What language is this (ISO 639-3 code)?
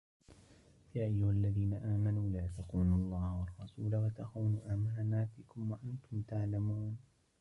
ara